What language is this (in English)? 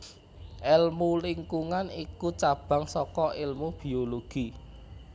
Javanese